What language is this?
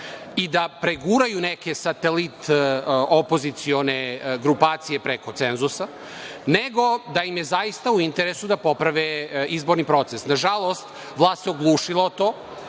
Serbian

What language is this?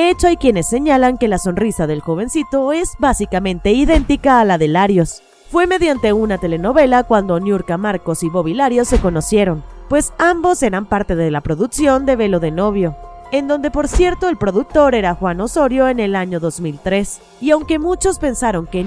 Spanish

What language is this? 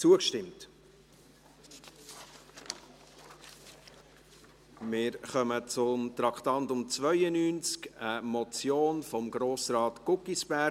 Swiss German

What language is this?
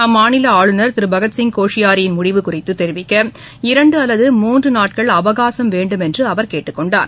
Tamil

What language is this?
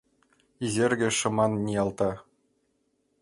Mari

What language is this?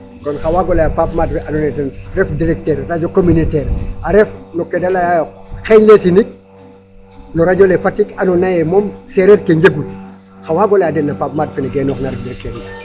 Serer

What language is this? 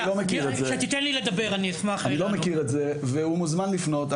Hebrew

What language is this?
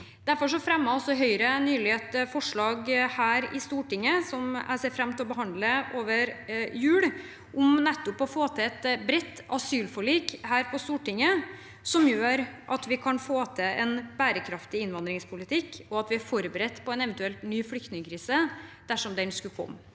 Norwegian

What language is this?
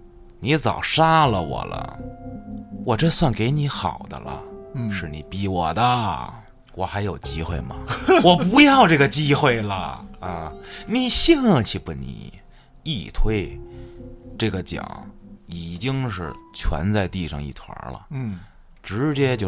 Chinese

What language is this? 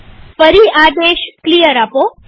Gujarati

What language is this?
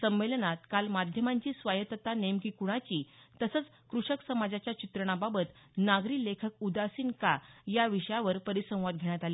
Marathi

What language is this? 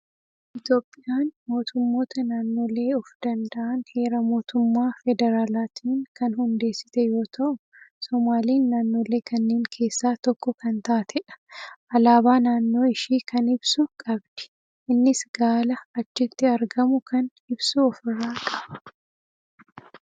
Oromo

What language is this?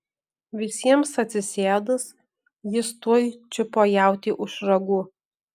Lithuanian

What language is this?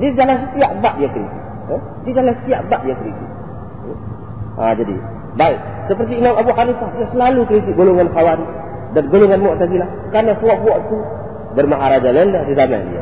Malay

